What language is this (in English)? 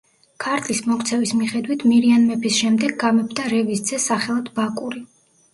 Georgian